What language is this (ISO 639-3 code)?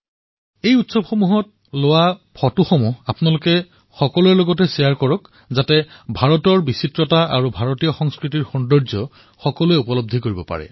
asm